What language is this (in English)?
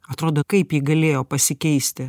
Lithuanian